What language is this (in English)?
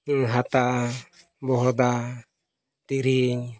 Santali